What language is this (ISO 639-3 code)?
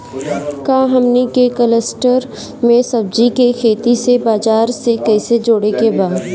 bho